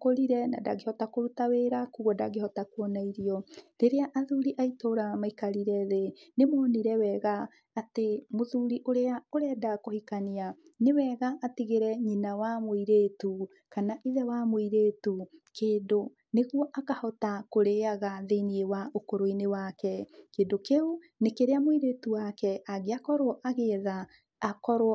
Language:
Kikuyu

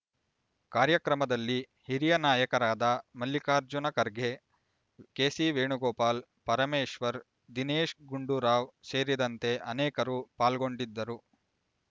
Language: Kannada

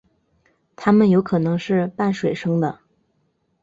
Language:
Chinese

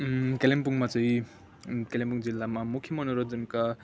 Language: Nepali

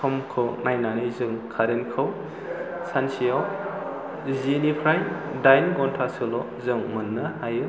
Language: Bodo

